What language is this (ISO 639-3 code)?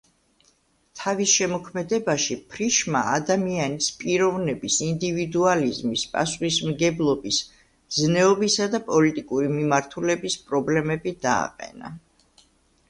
kat